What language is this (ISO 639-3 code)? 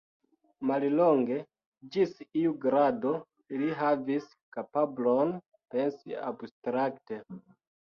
epo